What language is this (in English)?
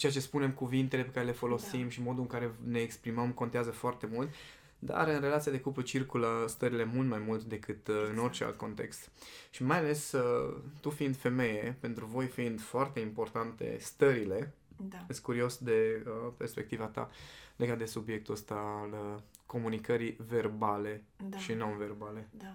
Romanian